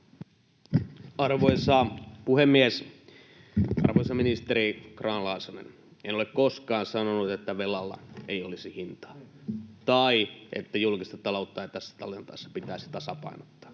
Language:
Finnish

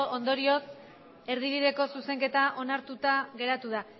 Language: Basque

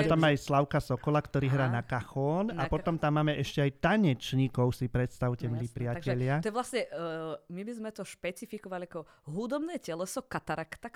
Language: Slovak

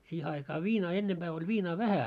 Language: Finnish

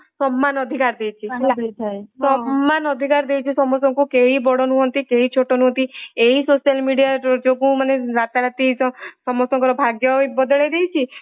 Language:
Odia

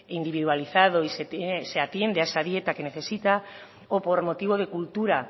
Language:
Spanish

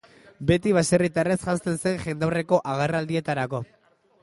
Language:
Basque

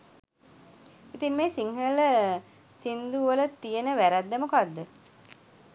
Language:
Sinhala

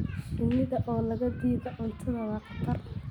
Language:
Somali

